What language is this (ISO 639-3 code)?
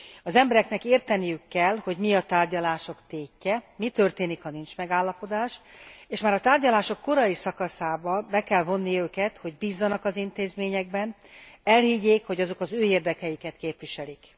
hun